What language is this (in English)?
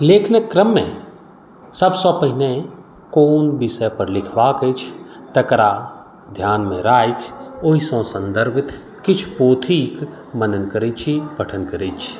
Maithili